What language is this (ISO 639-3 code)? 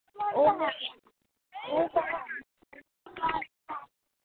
doi